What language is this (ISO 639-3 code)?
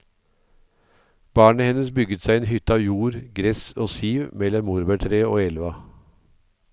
nor